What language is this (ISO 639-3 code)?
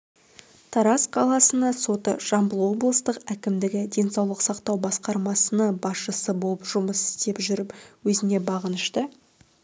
kaz